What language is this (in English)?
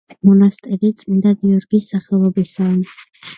Georgian